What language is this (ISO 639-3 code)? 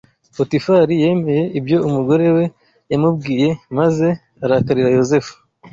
kin